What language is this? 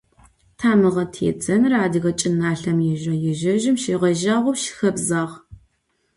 Adyghe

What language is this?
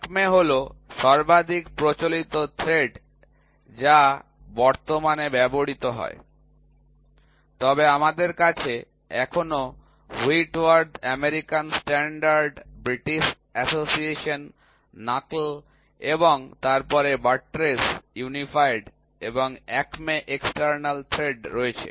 Bangla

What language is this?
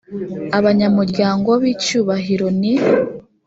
Kinyarwanda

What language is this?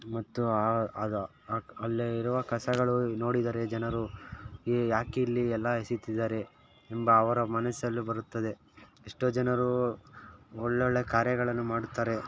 Kannada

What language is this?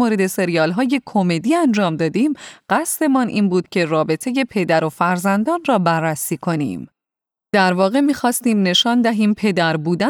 Persian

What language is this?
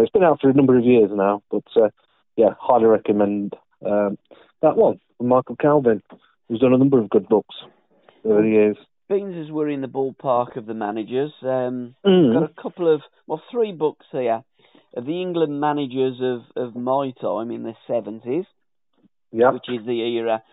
English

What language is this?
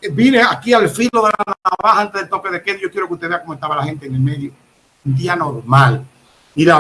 Spanish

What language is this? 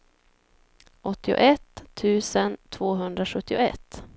Swedish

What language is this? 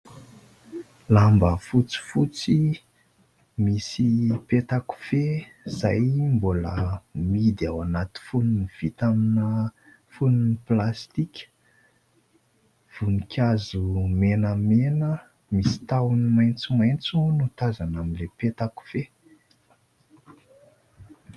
Malagasy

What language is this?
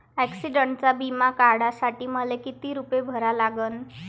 Marathi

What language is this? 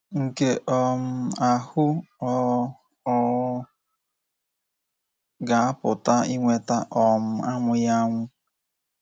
Igbo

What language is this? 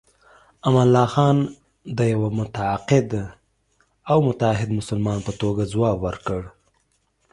Pashto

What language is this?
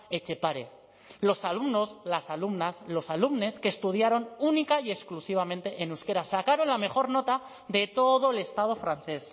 Spanish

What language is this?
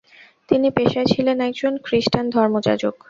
Bangla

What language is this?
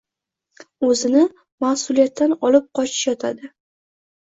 Uzbek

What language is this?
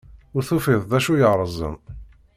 Kabyle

